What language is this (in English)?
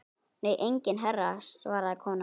Icelandic